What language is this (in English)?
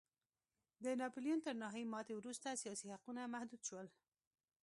Pashto